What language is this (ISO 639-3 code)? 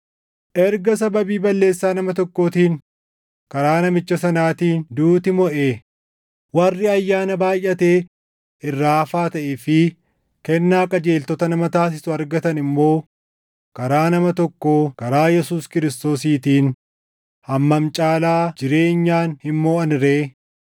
orm